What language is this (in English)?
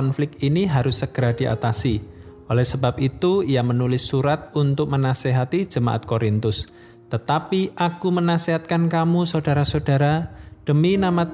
Indonesian